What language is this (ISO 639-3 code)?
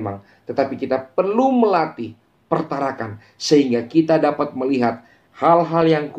ind